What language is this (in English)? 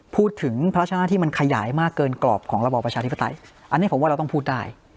Thai